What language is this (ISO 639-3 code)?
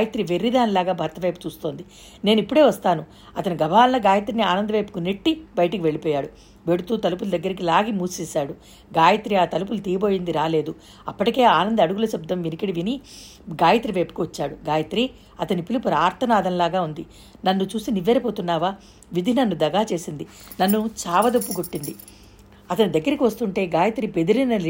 tel